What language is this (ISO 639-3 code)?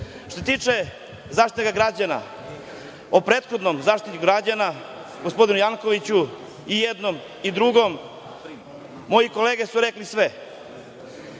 srp